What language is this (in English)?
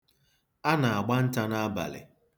Igbo